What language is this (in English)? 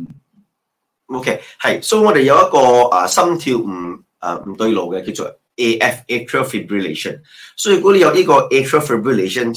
Chinese